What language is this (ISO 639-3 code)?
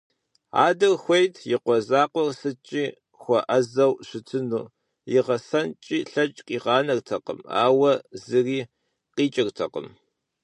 kbd